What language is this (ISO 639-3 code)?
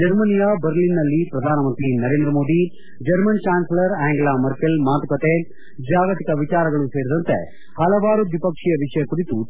kan